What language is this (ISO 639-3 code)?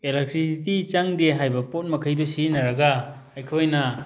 mni